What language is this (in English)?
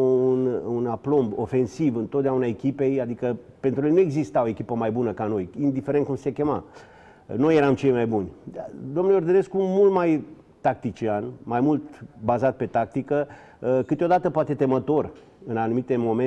Romanian